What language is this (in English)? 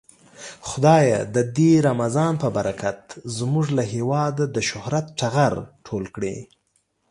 Pashto